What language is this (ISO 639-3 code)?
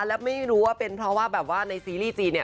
tha